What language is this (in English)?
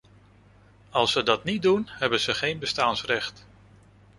Dutch